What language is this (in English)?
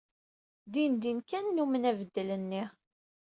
Kabyle